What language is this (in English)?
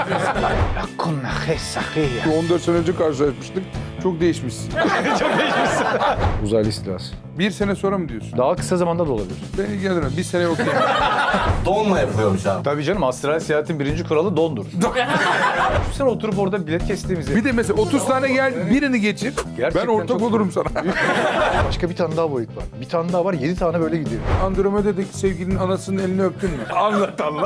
Turkish